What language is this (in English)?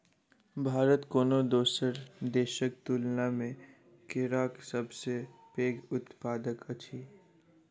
Maithili